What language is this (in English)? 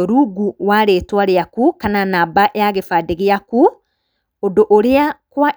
Kikuyu